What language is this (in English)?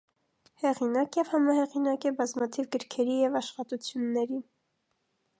Armenian